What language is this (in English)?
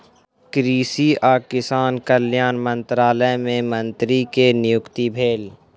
Maithili